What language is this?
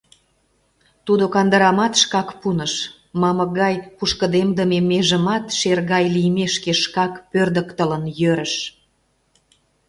Mari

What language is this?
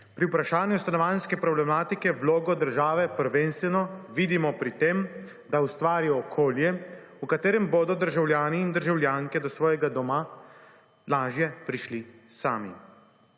Slovenian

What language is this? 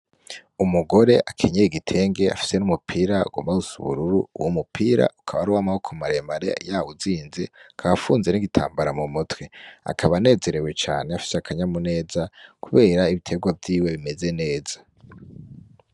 Rundi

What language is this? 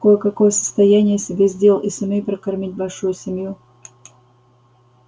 Russian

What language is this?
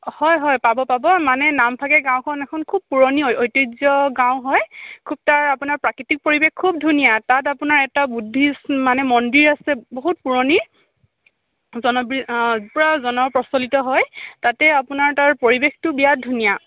Assamese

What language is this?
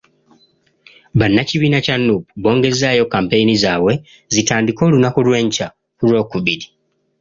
Ganda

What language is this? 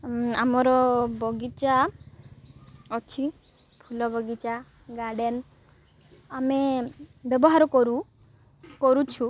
Odia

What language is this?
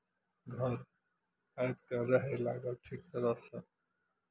Maithili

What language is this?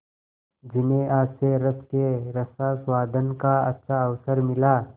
Hindi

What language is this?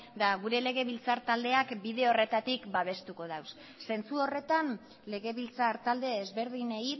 Basque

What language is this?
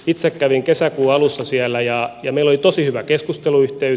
Finnish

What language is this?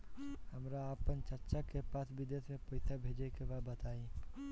Bhojpuri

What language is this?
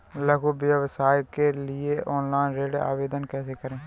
Hindi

